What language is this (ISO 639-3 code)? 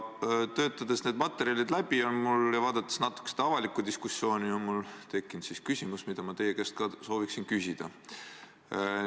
est